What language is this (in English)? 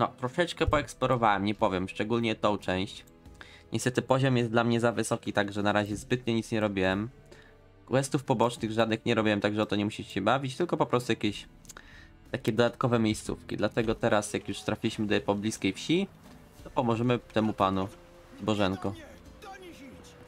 Polish